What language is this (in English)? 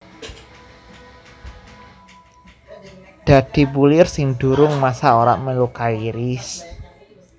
Javanese